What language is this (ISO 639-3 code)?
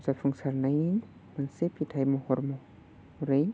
brx